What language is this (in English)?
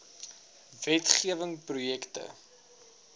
Afrikaans